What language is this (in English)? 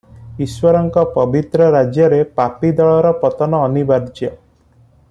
Odia